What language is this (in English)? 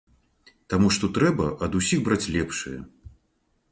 Belarusian